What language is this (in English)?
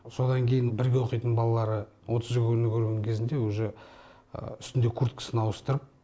Kazakh